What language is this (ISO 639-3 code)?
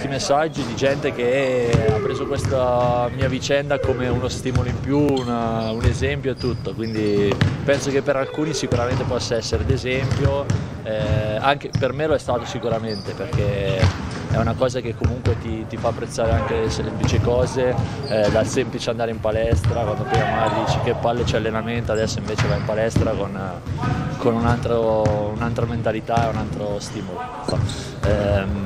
ita